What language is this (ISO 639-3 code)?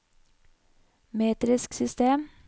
nor